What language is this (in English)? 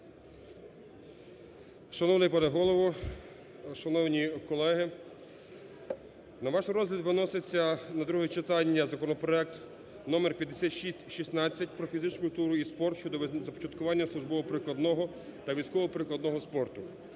Ukrainian